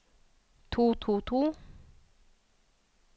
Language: Norwegian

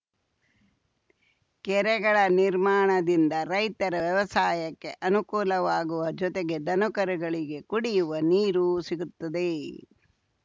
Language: Kannada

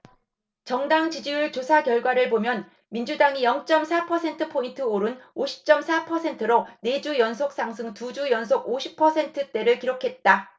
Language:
Korean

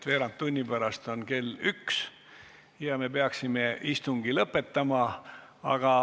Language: Estonian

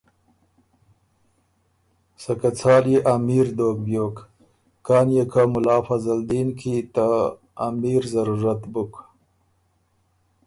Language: Ormuri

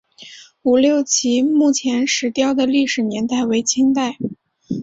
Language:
Chinese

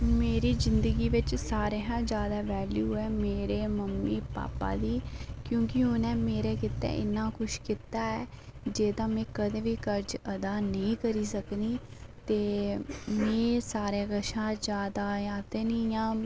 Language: Dogri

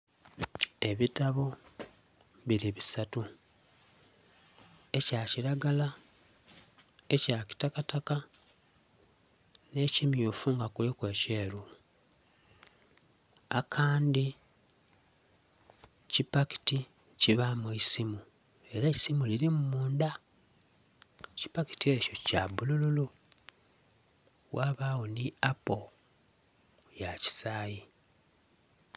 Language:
Soga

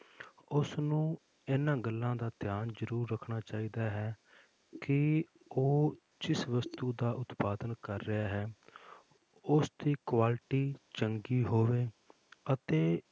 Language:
Punjabi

